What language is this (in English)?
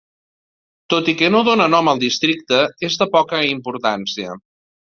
Catalan